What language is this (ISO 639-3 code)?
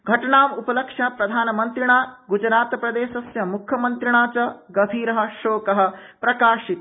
san